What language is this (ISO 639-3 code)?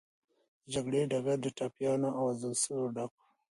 pus